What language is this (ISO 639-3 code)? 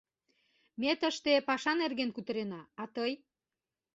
chm